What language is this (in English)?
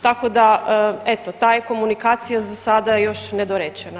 Croatian